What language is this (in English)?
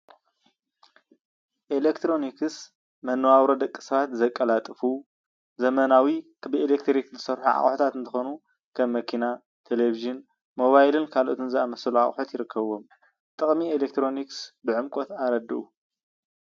Tigrinya